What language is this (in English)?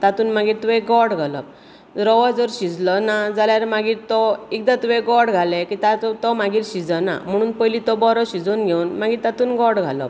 Konkani